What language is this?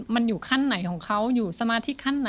Thai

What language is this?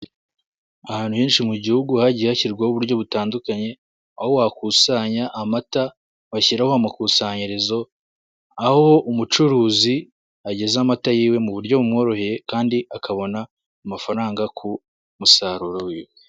Kinyarwanda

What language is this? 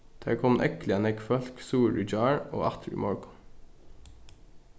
Faroese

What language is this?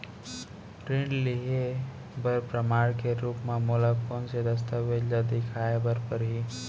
Chhattisgarhi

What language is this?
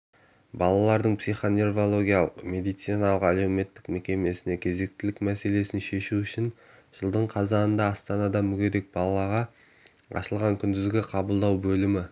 Kazakh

